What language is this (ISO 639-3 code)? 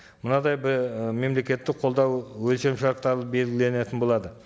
kaz